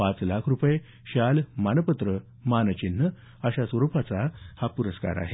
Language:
Marathi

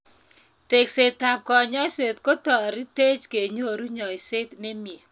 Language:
Kalenjin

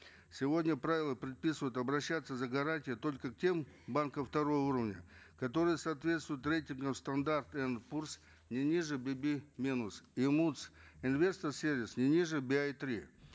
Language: Kazakh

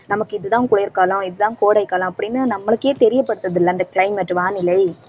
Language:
Tamil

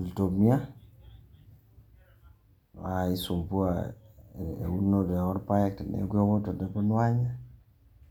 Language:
Masai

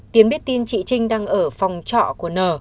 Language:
Vietnamese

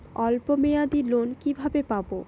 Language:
Bangla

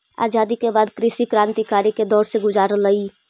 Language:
Magahi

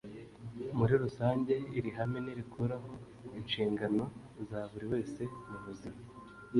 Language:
Kinyarwanda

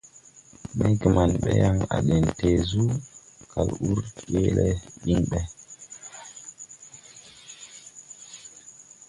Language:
Tupuri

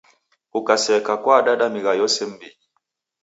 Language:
Taita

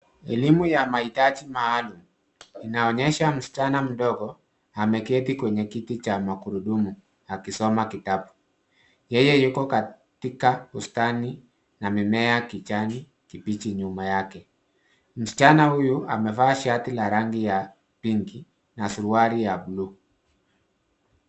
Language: Swahili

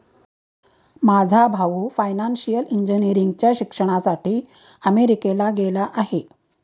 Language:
Marathi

